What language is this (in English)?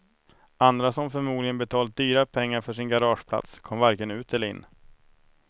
Swedish